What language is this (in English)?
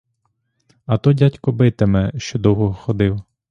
Ukrainian